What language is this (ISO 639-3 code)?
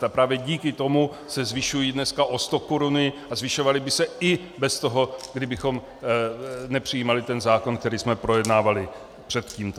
ces